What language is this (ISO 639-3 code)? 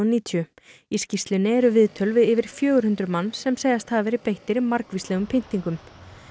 isl